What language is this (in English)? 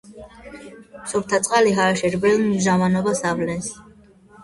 Georgian